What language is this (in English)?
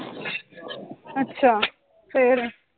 Punjabi